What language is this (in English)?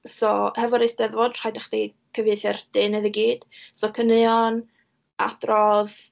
Welsh